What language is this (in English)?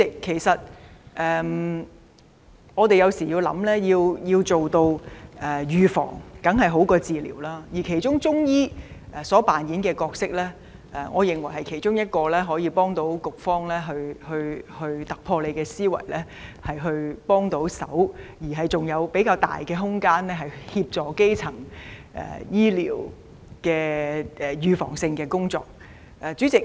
Cantonese